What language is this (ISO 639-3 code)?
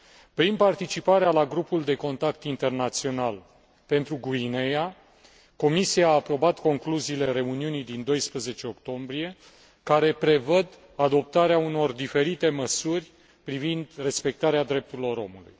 ron